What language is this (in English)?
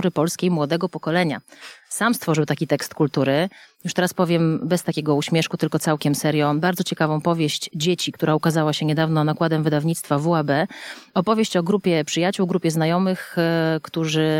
Polish